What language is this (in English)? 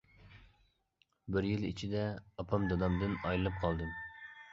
Uyghur